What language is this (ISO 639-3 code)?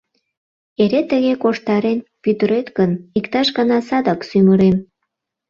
chm